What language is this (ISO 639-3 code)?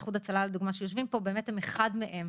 heb